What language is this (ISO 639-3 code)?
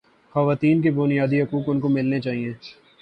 urd